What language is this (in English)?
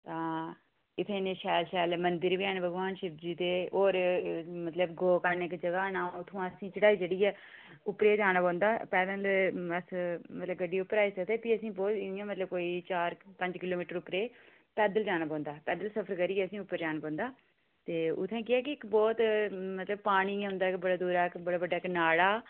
Dogri